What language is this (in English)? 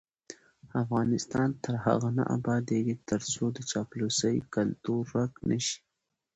Pashto